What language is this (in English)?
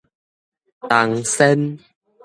Min Nan Chinese